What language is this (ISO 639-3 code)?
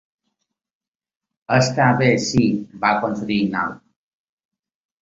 cat